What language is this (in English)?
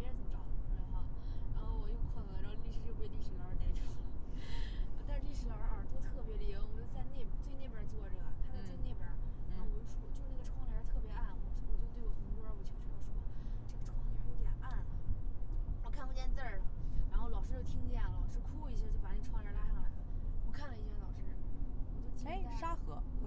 Chinese